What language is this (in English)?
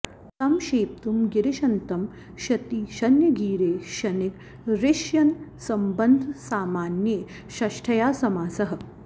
Sanskrit